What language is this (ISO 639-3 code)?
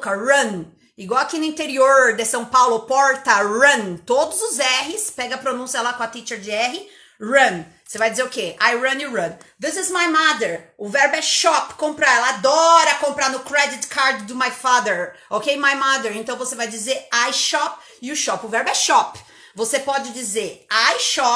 por